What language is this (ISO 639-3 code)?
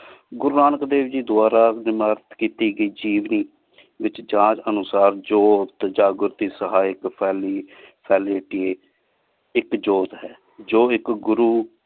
pan